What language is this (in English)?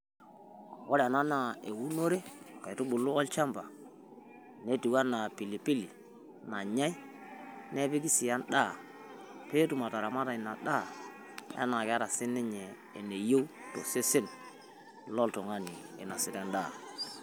Masai